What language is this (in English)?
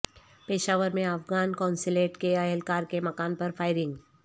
Urdu